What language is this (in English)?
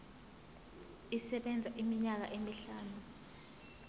Zulu